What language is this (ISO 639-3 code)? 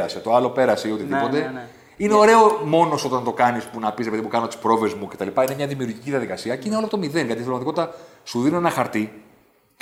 ell